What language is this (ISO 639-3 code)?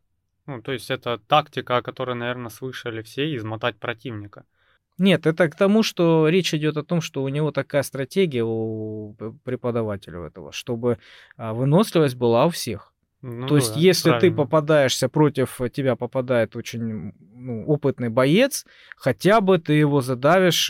rus